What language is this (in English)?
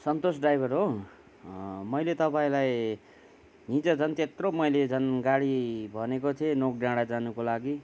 Nepali